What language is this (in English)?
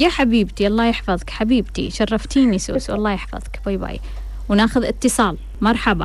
Arabic